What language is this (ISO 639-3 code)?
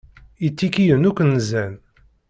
kab